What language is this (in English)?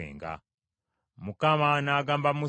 Ganda